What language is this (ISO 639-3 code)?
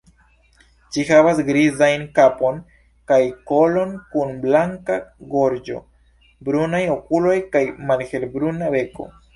epo